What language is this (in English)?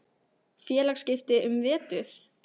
Icelandic